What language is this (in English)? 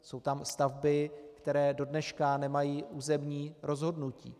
Czech